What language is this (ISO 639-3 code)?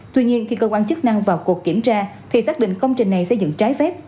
vie